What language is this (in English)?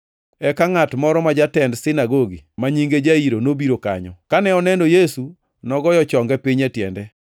Luo (Kenya and Tanzania)